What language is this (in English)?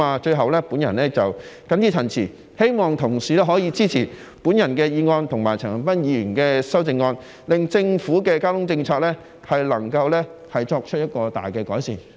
Cantonese